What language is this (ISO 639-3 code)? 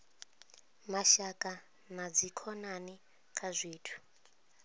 ven